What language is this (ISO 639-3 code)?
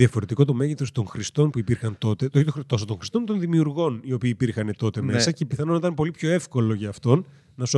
ell